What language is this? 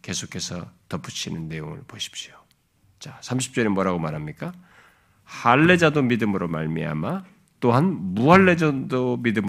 Korean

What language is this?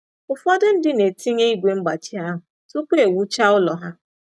Igbo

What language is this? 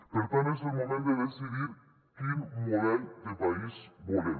Catalan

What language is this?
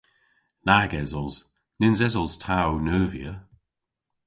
Cornish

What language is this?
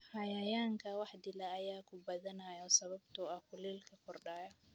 Somali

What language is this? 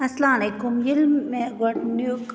Kashmiri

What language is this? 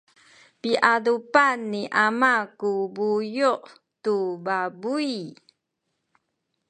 Sakizaya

